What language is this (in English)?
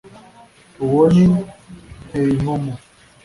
Kinyarwanda